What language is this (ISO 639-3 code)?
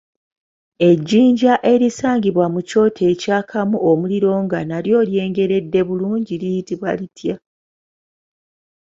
lug